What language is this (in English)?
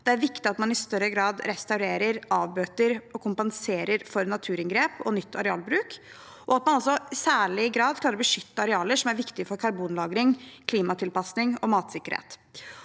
Norwegian